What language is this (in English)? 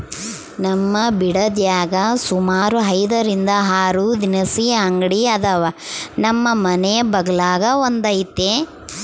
Kannada